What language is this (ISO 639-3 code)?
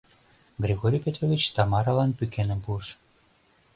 chm